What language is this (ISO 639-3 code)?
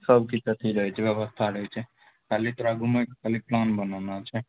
mai